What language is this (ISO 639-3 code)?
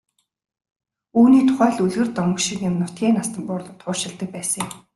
mon